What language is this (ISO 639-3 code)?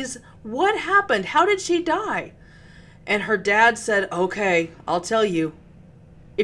eng